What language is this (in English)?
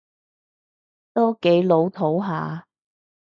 Cantonese